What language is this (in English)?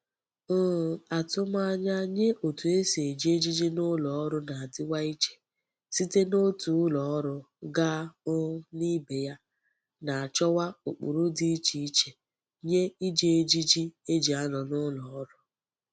Igbo